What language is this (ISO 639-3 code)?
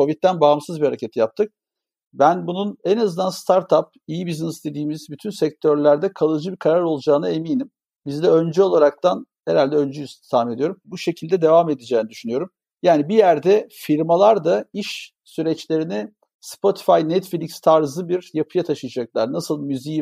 tur